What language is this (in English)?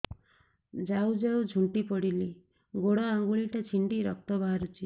Odia